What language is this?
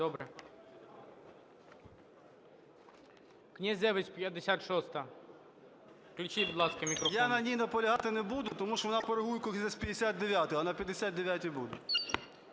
Ukrainian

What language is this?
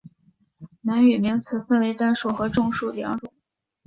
Chinese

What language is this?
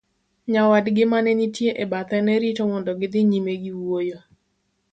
Luo (Kenya and Tanzania)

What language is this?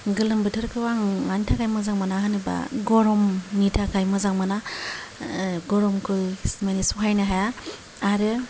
Bodo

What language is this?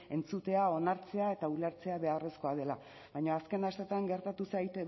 Basque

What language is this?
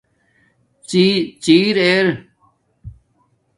Domaaki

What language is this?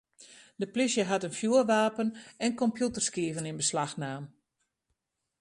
Western Frisian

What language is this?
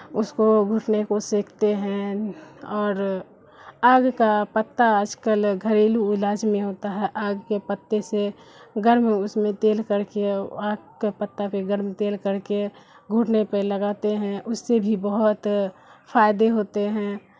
Urdu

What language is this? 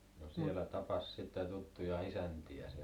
Finnish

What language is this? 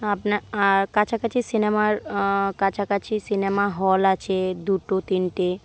Bangla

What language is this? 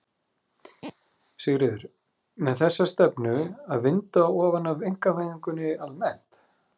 Icelandic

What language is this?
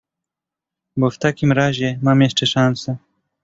Polish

